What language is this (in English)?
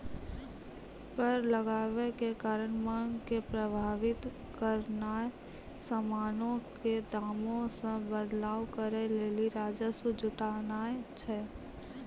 Maithili